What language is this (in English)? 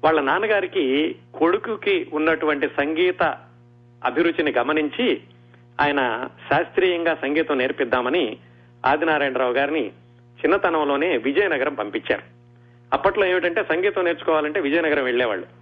Telugu